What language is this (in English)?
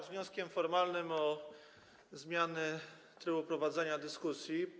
Polish